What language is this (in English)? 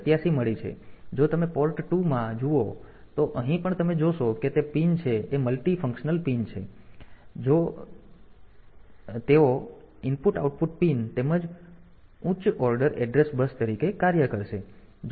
Gujarati